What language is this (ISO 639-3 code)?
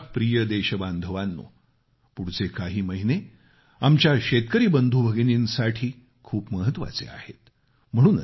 mar